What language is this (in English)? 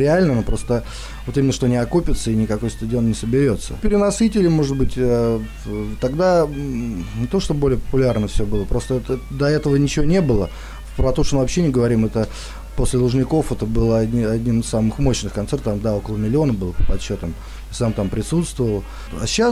Russian